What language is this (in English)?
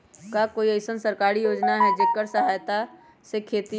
Magahi